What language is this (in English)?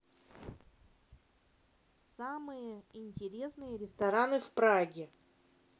Russian